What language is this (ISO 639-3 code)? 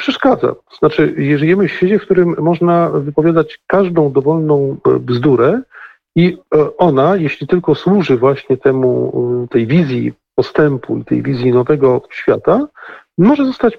pol